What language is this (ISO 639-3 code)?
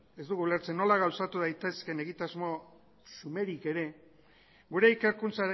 eus